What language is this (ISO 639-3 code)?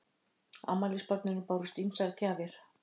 isl